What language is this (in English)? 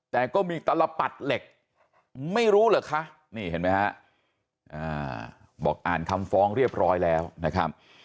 Thai